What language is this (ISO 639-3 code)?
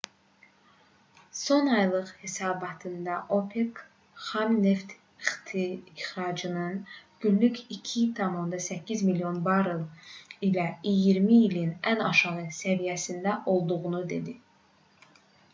aze